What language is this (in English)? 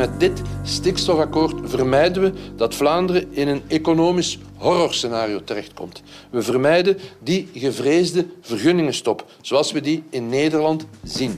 Dutch